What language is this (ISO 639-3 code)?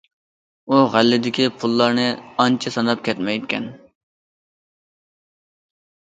uig